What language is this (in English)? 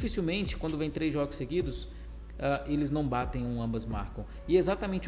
Portuguese